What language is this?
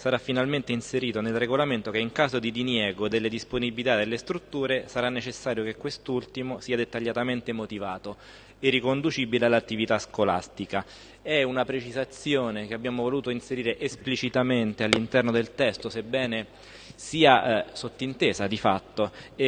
Italian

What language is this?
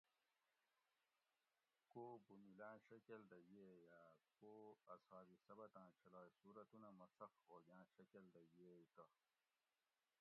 Gawri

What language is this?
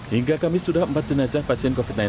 Indonesian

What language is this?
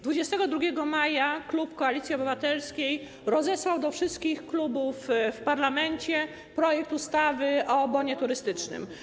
Polish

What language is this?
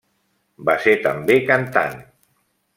Catalan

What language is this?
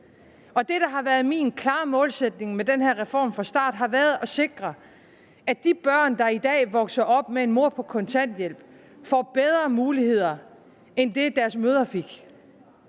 Danish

